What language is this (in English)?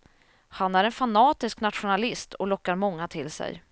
Swedish